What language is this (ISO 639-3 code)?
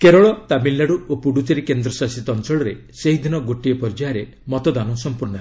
ori